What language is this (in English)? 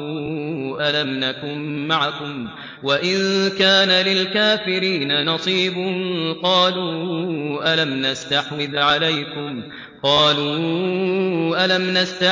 Arabic